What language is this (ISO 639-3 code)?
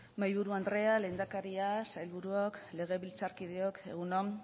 eus